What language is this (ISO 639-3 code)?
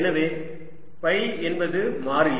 tam